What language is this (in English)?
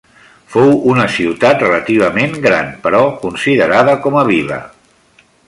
Catalan